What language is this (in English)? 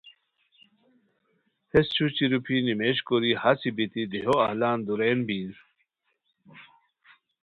Khowar